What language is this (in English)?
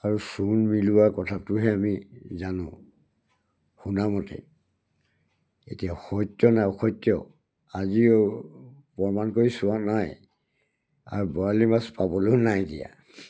Assamese